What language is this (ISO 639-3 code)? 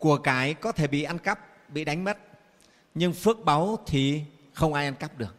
vie